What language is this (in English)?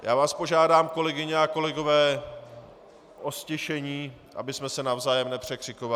Czech